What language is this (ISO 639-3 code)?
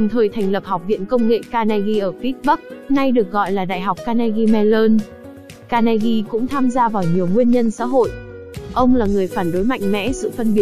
vie